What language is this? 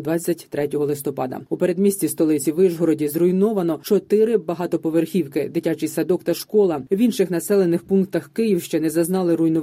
Ukrainian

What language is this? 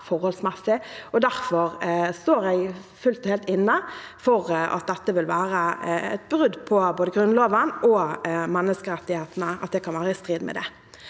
Norwegian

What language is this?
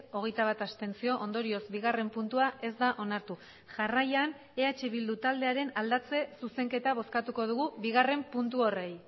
Basque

